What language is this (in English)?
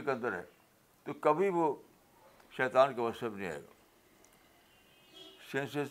Urdu